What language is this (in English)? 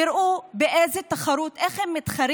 Hebrew